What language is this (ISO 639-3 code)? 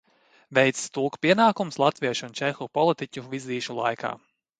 lav